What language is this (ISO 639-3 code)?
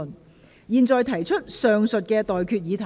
yue